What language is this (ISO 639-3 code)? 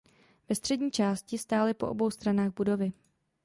ces